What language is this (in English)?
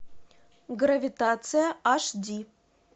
Russian